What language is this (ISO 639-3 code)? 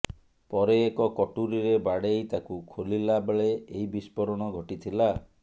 ori